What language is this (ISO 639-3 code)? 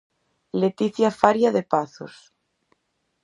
glg